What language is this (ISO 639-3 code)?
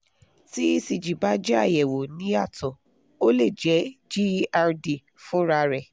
yor